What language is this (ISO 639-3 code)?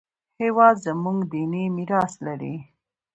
pus